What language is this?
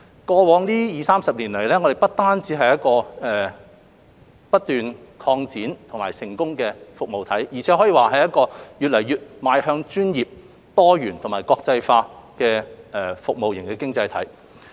Cantonese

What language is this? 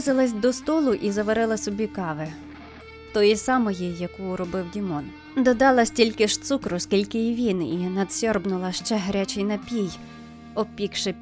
Ukrainian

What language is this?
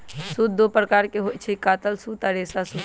Magahi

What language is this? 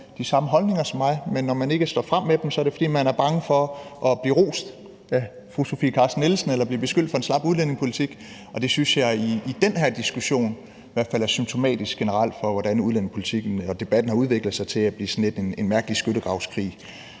Danish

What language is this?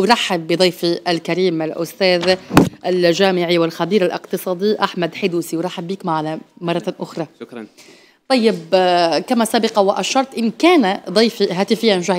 Arabic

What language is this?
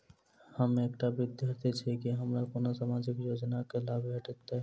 Maithili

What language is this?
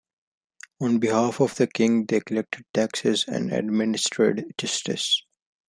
English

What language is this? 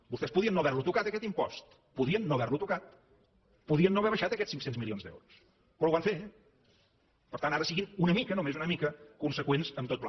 Catalan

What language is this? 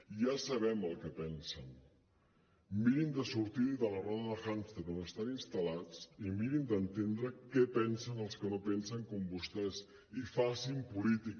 Catalan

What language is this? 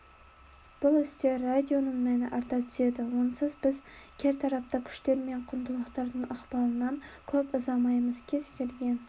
Kazakh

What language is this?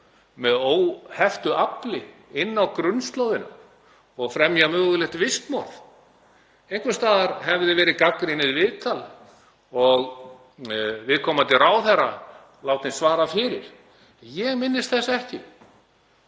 Icelandic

